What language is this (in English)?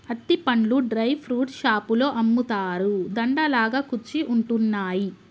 Telugu